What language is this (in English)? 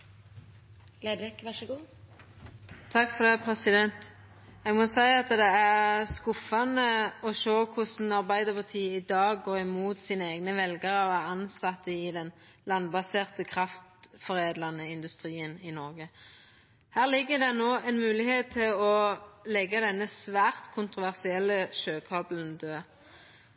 Norwegian Nynorsk